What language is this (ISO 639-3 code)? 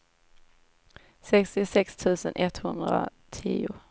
swe